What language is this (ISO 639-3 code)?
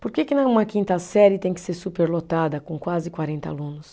por